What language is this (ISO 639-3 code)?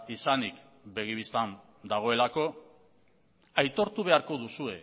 eus